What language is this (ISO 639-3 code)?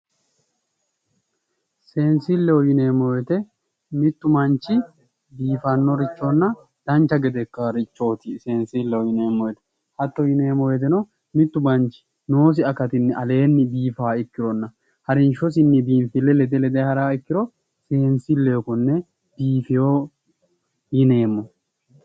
sid